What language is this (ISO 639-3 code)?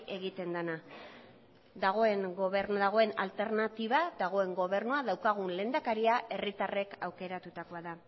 eus